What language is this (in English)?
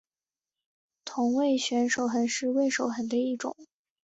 Chinese